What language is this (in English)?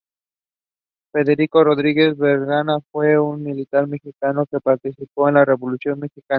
Spanish